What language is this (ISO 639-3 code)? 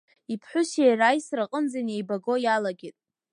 abk